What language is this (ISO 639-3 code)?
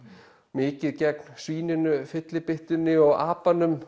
isl